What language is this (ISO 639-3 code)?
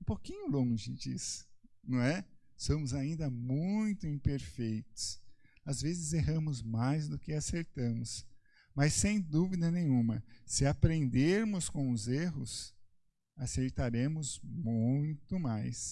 por